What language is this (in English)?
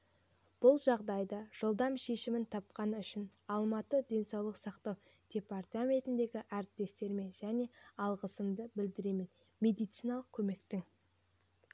Kazakh